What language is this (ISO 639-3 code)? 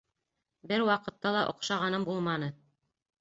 bak